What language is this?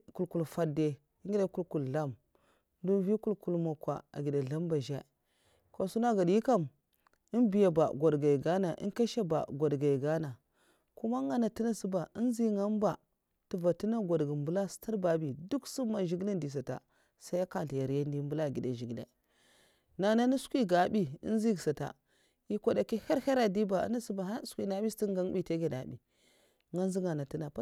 Mafa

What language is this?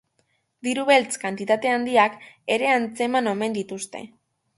Basque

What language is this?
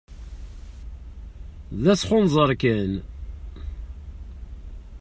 Kabyle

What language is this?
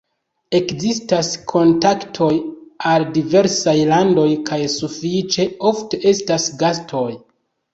Esperanto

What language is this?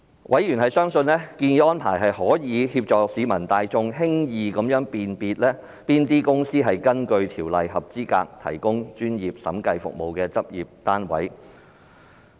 Cantonese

